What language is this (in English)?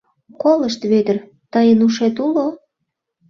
Mari